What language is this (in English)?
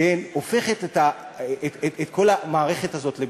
Hebrew